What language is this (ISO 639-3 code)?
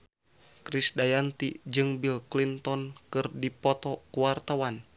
sun